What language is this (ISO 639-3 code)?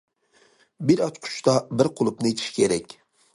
uig